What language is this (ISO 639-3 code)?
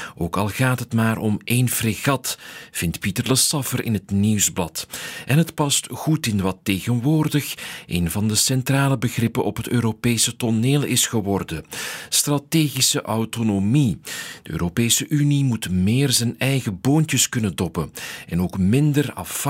nld